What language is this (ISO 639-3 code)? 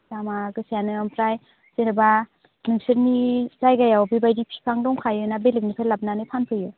brx